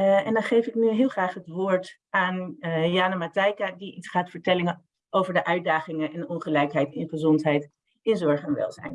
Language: Dutch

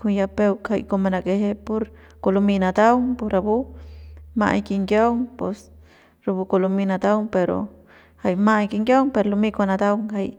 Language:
Central Pame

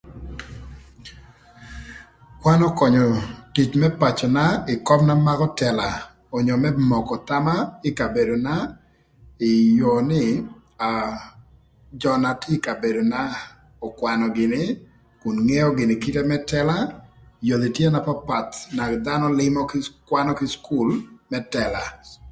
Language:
Thur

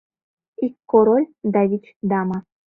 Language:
Mari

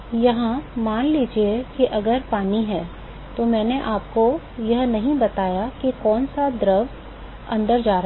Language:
Hindi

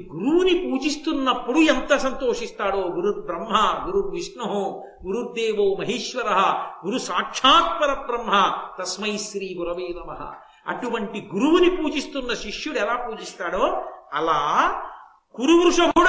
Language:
Telugu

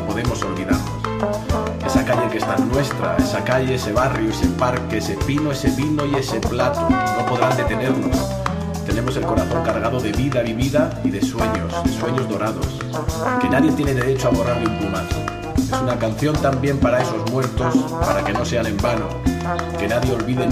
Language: Spanish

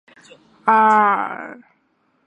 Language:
Chinese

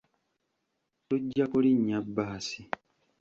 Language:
Ganda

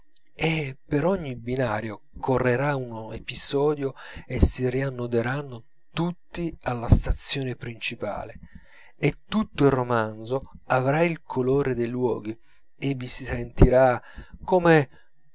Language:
Italian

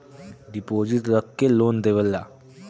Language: Bhojpuri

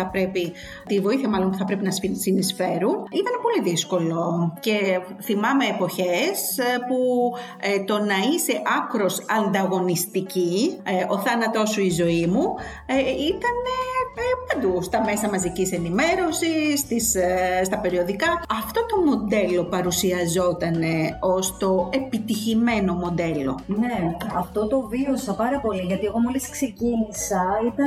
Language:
Greek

